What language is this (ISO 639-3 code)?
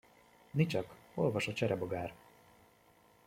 hun